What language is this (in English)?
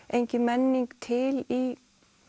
Icelandic